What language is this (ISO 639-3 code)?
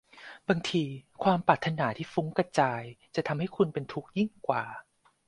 tha